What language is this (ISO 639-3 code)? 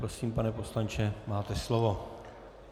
ces